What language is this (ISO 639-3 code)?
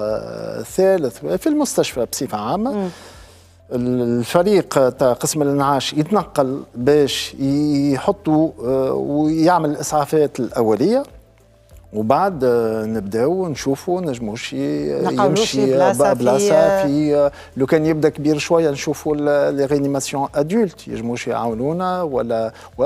ara